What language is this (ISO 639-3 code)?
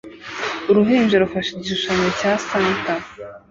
kin